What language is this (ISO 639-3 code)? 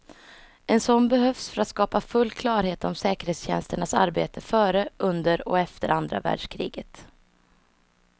swe